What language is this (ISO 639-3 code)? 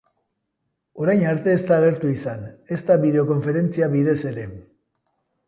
eus